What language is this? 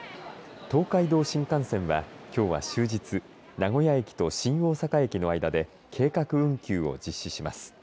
Japanese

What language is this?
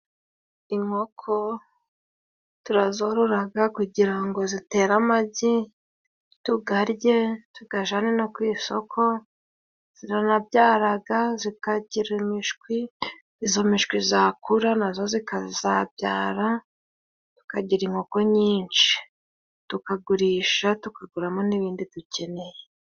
Kinyarwanda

